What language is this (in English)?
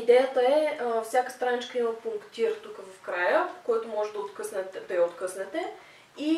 Bulgarian